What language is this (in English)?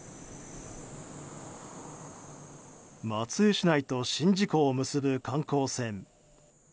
Japanese